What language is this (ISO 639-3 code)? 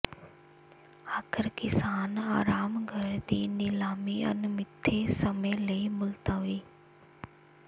pan